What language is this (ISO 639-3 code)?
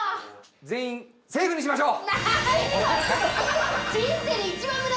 jpn